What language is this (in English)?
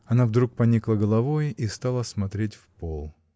Russian